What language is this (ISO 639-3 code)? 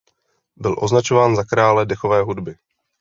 ces